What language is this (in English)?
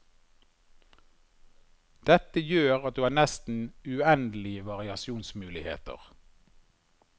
Norwegian